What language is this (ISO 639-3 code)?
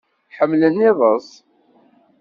kab